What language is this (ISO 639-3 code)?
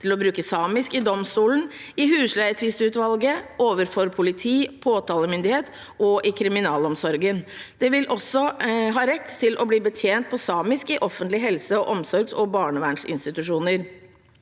nor